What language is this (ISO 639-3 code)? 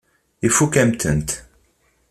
kab